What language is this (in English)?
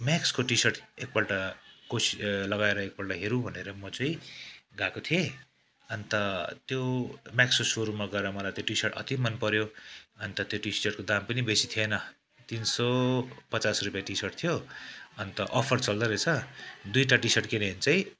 Nepali